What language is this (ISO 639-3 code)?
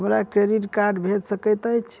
mai